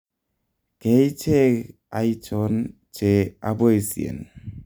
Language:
Kalenjin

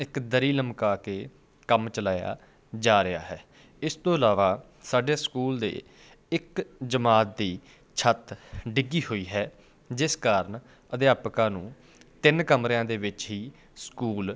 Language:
Punjabi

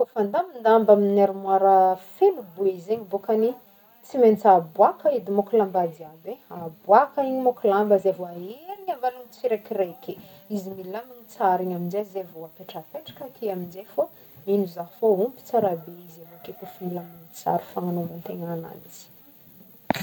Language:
Northern Betsimisaraka Malagasy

